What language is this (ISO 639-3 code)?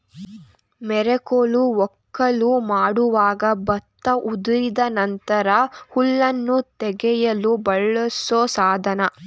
kan